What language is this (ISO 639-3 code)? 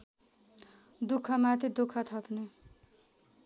nep